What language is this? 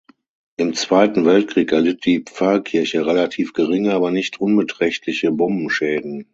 German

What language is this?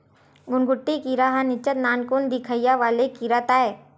Chhattisgarhi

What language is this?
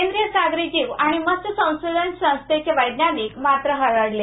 Marathi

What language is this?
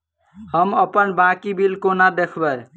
Maithili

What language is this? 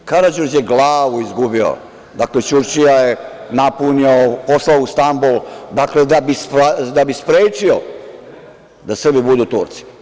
Serbian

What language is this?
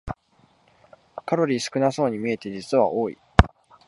Japanese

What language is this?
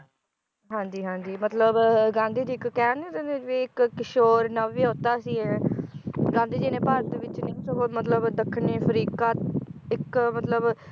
Punjabi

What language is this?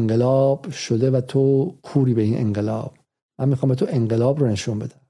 Persian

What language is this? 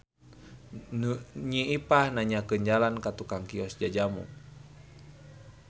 Sundanese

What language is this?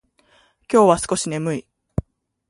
Japanese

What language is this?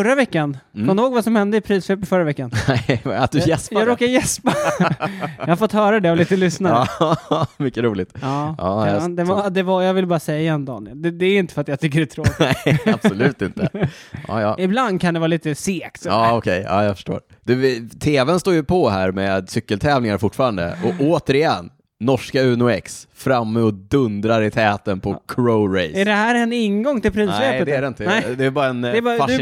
Swedish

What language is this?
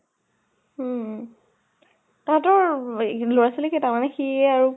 Assamese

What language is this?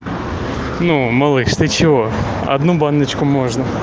Russian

